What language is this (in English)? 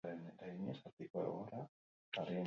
Basque